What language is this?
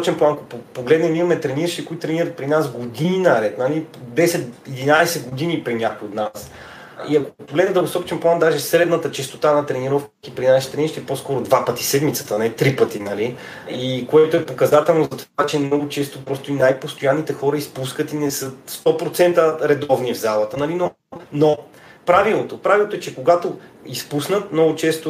Bulgarian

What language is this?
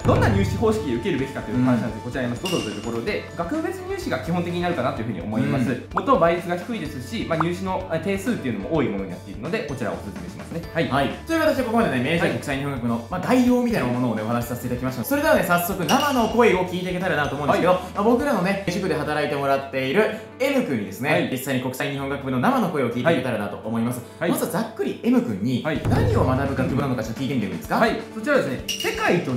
Japanese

